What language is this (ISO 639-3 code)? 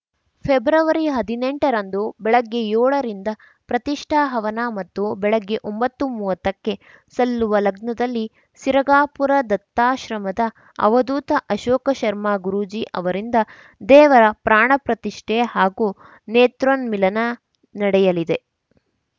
kan